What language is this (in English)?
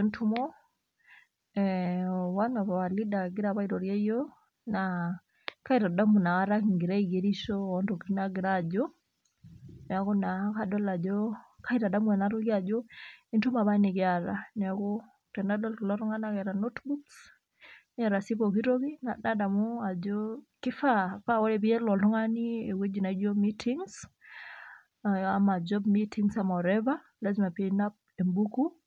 Masai